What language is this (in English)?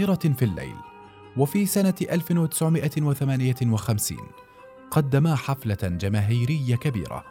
Arabic